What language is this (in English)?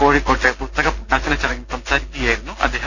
Malayalam